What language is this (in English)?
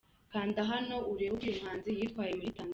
Kinyarwanda